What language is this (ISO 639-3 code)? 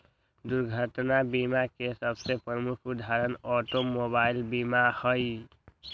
mag